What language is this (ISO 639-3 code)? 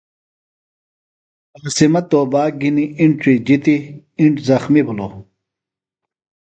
phl